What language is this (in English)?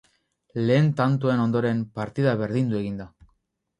Basque